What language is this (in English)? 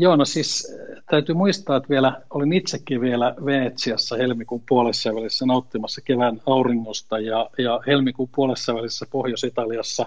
Finnish